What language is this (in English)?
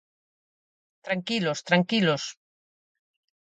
Galician